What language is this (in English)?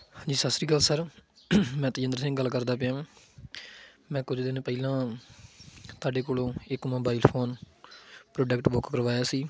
Punjabi